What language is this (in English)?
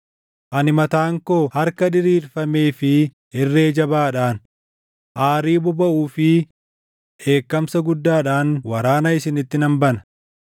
Oromo